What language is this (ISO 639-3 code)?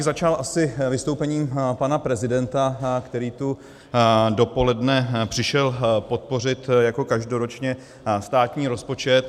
ces